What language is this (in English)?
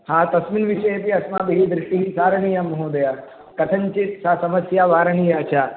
Sanskrit